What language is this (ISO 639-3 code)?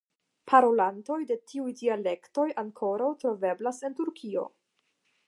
epo